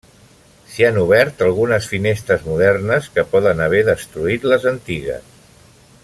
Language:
Catalan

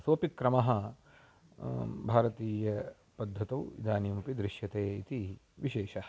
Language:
Sanskrit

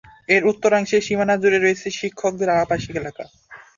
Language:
Bangla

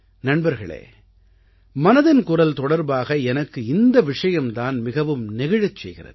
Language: Tamil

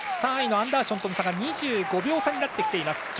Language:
Japanese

